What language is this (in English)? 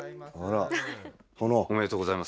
Japanese